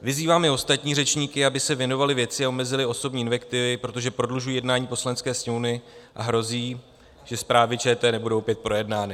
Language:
Czech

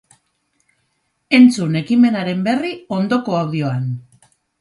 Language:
Basque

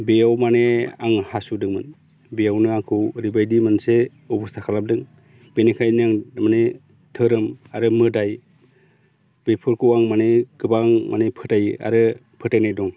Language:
Bodo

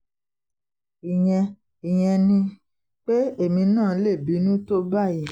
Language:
Yoruba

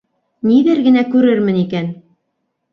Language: Bashkir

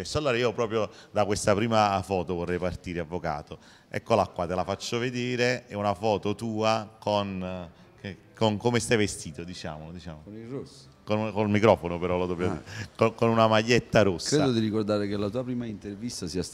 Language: Italian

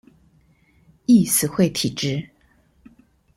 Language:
Chinese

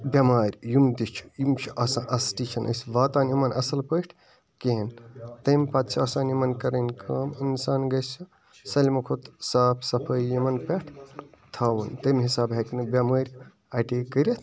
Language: Kashmiri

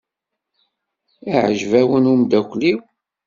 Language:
Kabyle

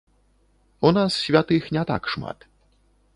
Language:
Belarusian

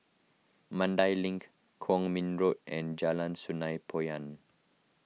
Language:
English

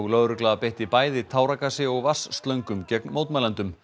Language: Icelandic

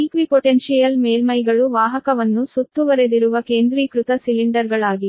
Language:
Kannada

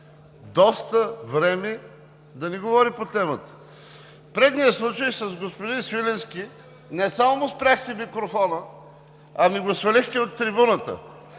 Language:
Bulgarian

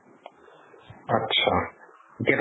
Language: Assamese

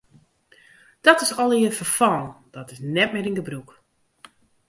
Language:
Western Frisian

